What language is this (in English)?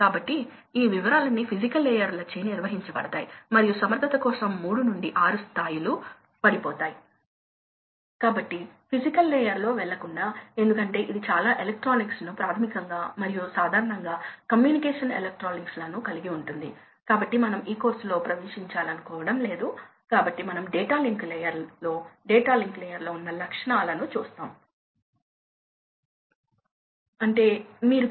Telugu